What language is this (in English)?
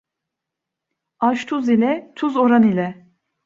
Turkish